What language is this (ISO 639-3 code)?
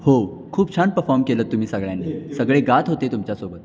mar